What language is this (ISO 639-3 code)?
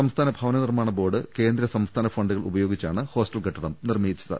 mal